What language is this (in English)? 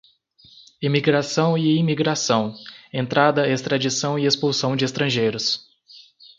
Portuguese